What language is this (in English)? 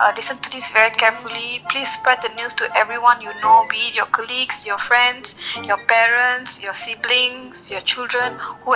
Chinese